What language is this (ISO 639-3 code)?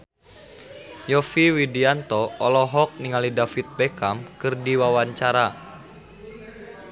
sun